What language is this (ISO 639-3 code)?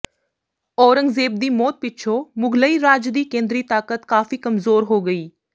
pan